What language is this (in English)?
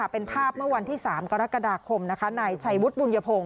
Thai